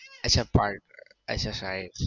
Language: Gujarati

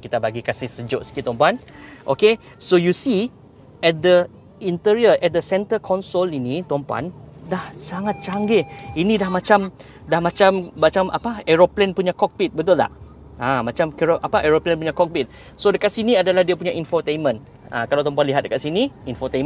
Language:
Malay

